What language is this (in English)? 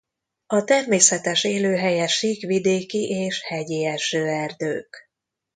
Hungarian